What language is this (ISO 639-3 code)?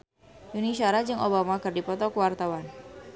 sun